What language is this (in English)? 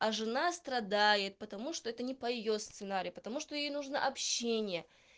Russian